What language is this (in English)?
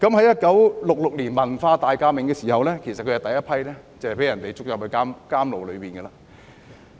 Cantonese